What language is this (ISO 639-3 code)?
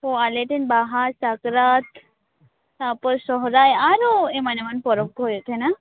sat